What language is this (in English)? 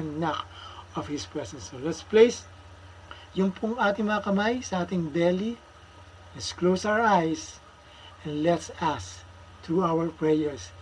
Filipino